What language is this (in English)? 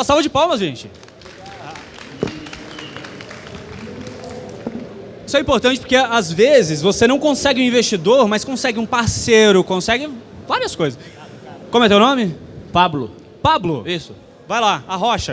Portuguese